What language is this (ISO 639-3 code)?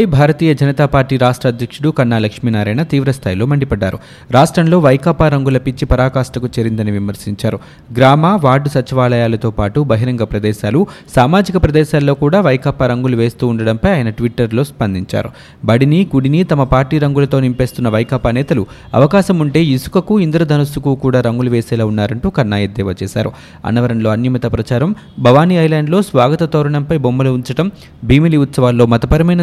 tel